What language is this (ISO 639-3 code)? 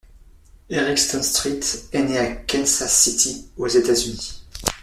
fra